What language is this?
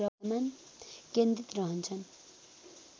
Nepali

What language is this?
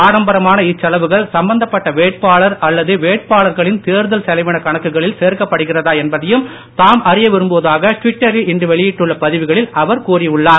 Tamil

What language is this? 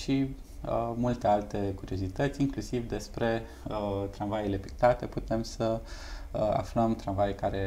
Romanian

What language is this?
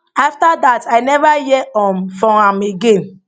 Nigerian Pidgin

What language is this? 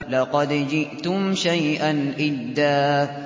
Arabic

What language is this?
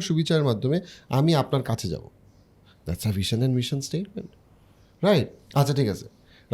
Bangla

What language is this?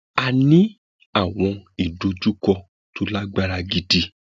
Yoruba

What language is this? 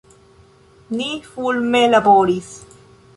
Esperanto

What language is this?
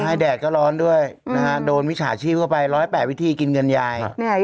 Thai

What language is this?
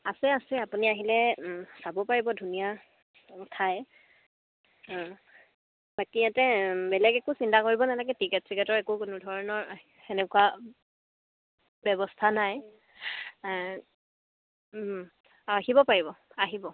Assamese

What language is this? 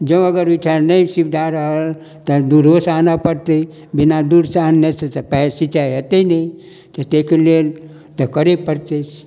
Maithili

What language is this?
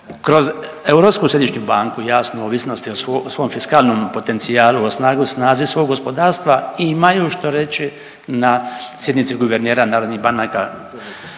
Croatian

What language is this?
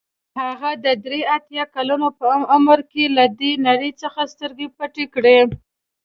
Pashto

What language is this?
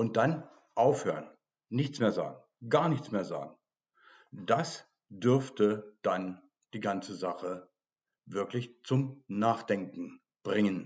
German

